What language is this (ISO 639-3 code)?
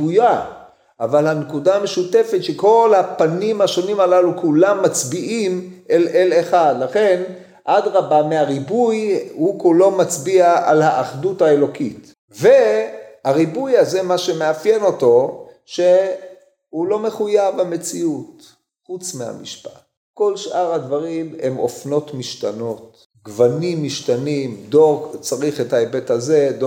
heb